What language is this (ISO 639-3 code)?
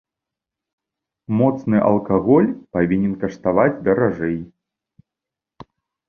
bel